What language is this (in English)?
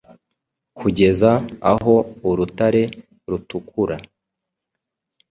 Kinyarwanda